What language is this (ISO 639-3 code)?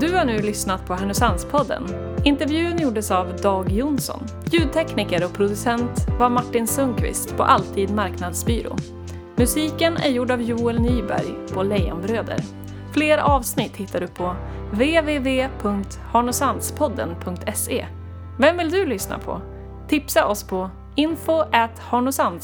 swe